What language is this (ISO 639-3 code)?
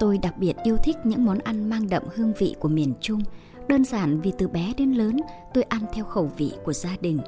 vie